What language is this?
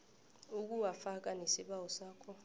South Ndebele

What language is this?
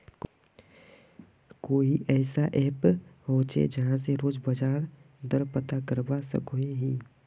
Magahi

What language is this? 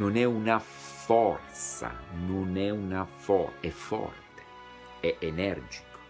Italian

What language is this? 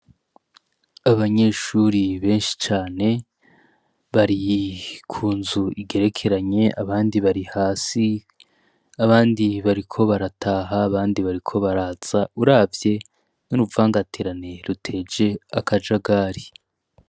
Rundi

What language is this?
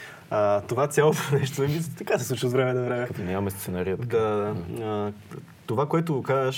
Bulgarian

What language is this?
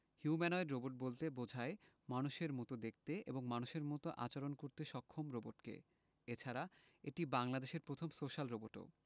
Bangla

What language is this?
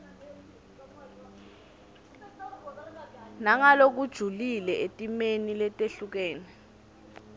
Swati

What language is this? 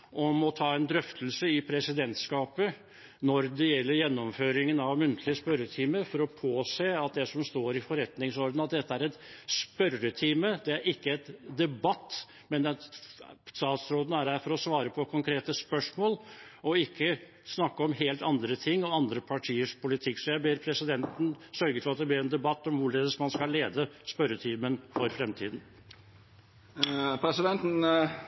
Norwegian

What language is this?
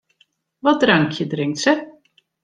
Western Frisian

